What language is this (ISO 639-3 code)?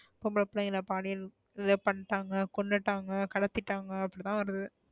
tam